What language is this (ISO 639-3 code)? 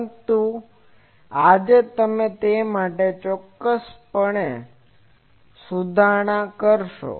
guj